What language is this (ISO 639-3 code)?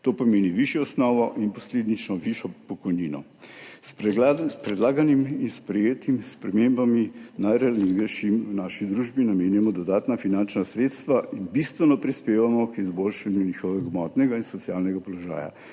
slv